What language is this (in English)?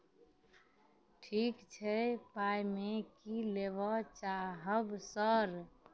Maithili